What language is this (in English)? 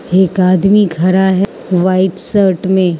Hindi